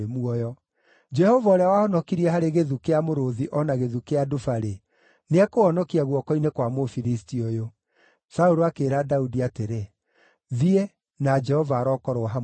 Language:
Kikuyu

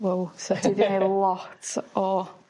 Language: Welsh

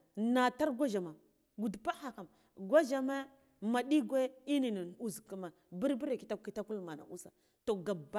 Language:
Guduf-Gava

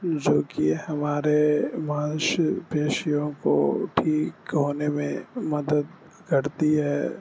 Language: Urdu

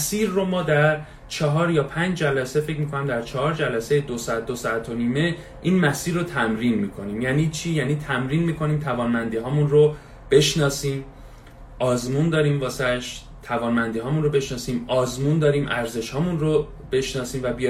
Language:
Persian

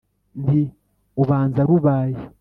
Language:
Kinyarwanda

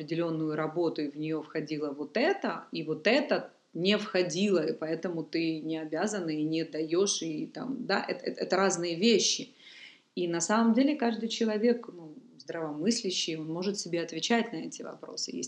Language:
Russian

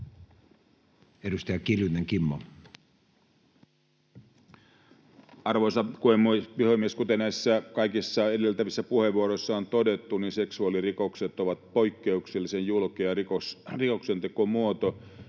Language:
Finnish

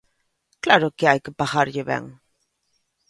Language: Galician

